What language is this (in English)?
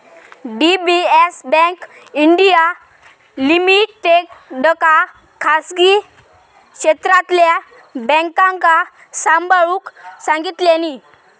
Marathi